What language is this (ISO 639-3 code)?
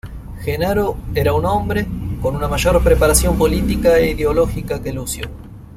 spa